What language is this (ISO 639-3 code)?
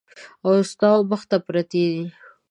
pus